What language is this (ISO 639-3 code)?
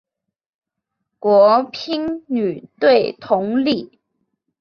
zho